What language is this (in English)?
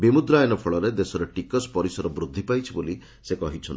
Odia